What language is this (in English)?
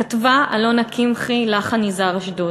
Hebrew